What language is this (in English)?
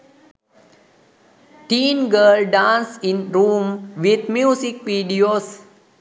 Sinhala